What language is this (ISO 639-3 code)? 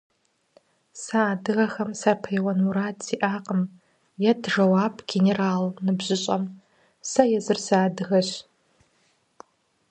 kbd